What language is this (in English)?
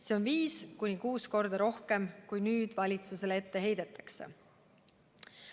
Estonian